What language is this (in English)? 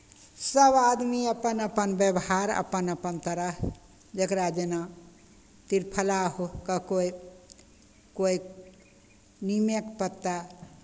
Maithili